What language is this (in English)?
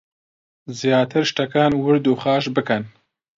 Central Kurdish